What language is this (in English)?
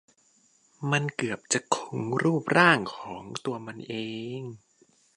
Thai